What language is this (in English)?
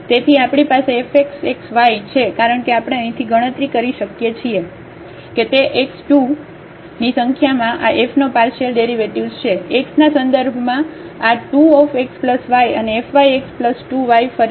Gujarati